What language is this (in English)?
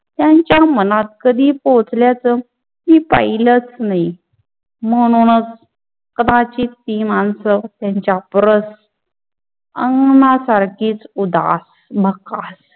Marathi